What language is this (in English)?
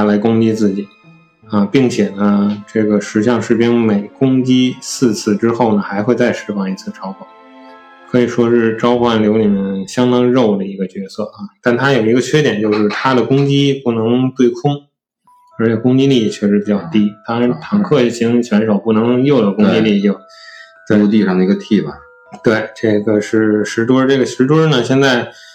Chinese